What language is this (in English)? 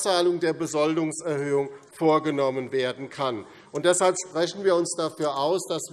German